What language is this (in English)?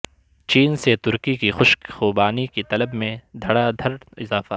Urdu